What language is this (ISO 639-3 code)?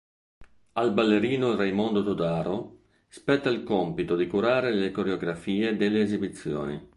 ita